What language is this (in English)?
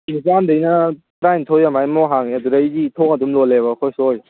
Manipuri